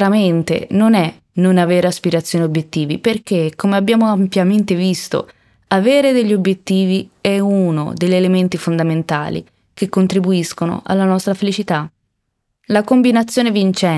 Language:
Italian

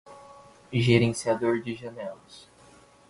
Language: Portuguese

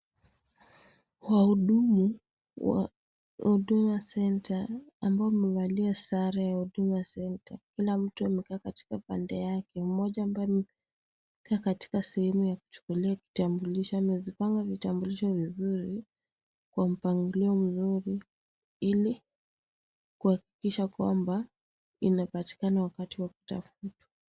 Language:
Swahili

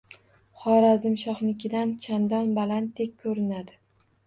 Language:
Uzbek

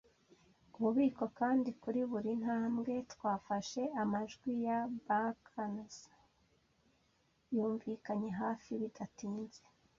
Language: Kinyarwanda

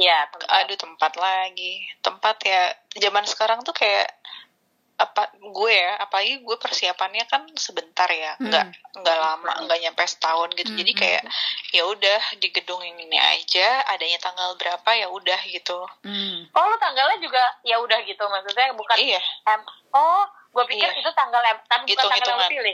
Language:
Indonesian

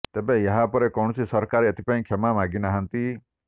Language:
Odia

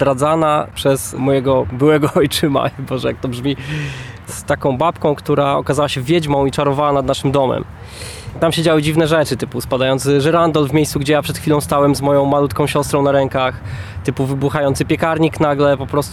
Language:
Polish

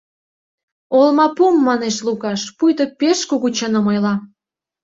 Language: Mari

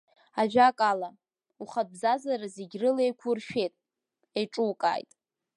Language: Abkhazian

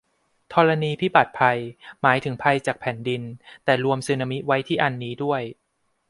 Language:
Thai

